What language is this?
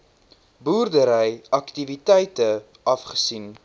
Afrikaans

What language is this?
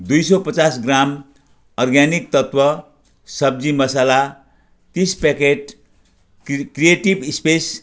Nepali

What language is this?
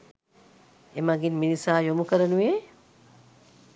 Sinhala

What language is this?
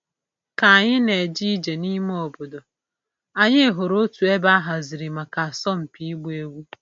Igbo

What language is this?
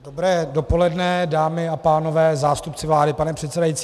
Czech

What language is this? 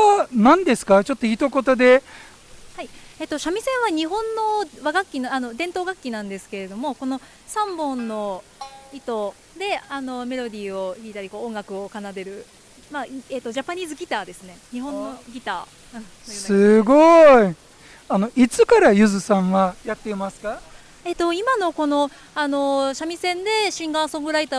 Japanese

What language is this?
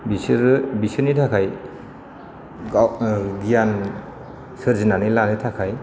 Bodo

